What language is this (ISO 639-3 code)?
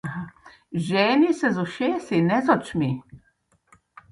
slv